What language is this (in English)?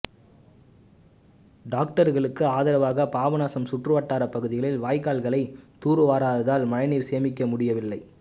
Tamil